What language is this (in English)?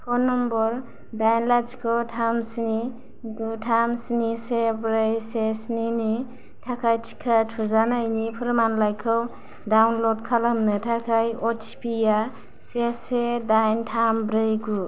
Bodo